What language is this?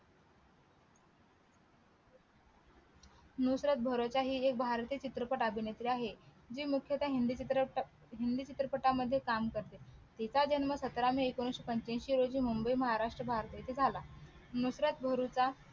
Marathi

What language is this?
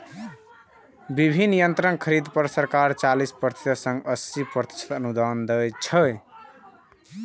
Maithili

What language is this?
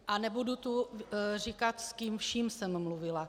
Czech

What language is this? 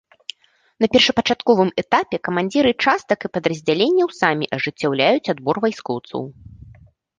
Belarusian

